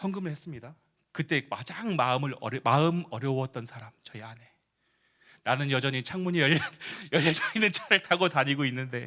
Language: Korean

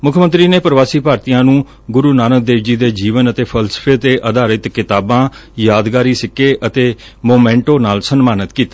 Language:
Punjabi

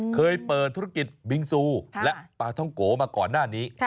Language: Thai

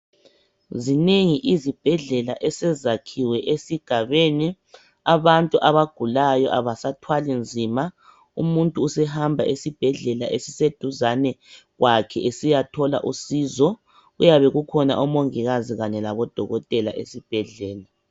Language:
North Ndebele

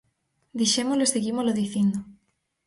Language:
Galician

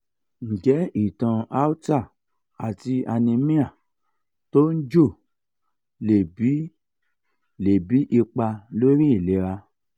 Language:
Yoruba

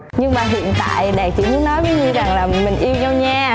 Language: Vietnamese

